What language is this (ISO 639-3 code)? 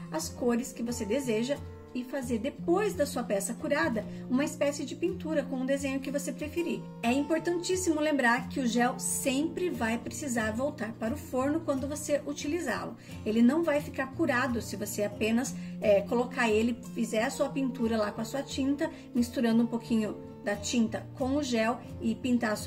por